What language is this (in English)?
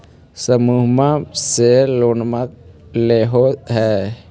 Magahi